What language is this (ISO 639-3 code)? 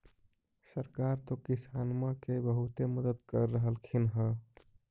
mag